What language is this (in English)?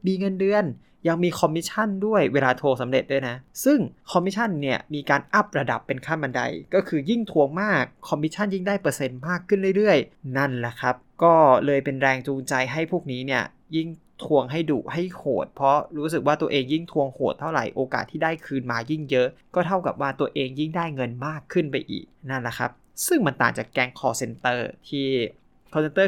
Thai